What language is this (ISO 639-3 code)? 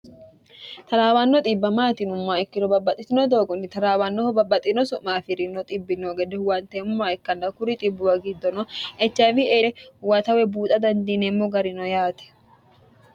sid